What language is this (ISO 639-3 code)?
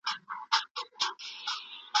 pus